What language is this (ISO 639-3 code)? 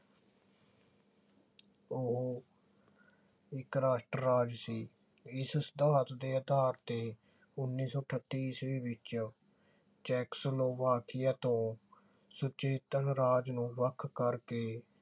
pan